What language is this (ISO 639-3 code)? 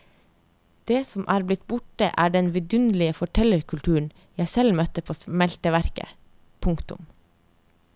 nor